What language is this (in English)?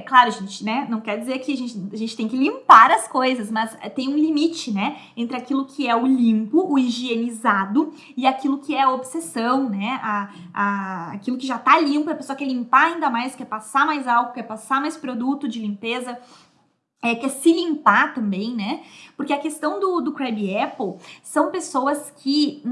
Portuguese